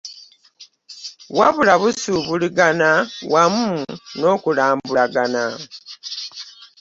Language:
Ganda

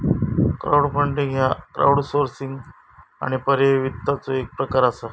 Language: Marathi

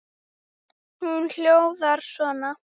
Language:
Icelandic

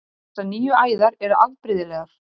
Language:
Icelandic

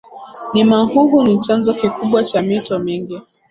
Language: Swahili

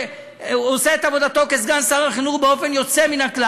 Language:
Hebrew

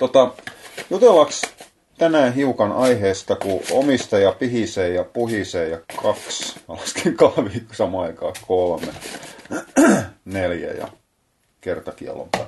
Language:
Finnish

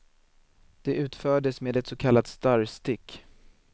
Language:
Swedish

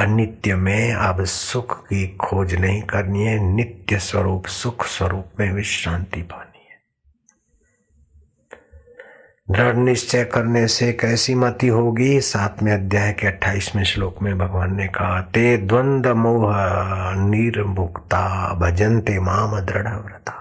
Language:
Hindi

